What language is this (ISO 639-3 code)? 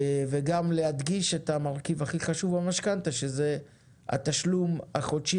heb